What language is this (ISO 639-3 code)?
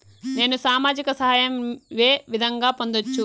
tel